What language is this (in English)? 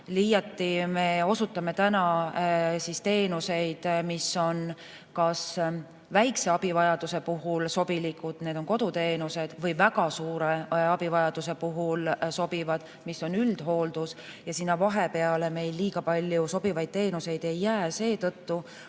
Estonian